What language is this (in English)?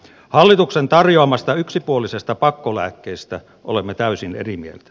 Finnish